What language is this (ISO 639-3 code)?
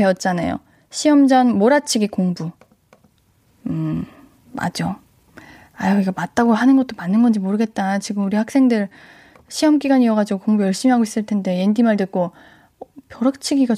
kor